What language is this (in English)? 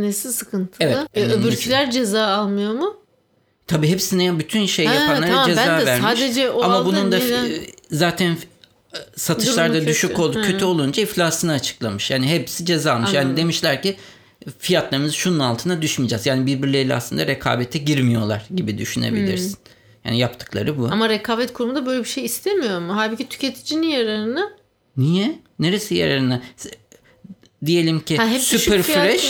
Turkish